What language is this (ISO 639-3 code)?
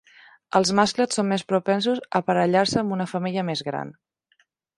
cat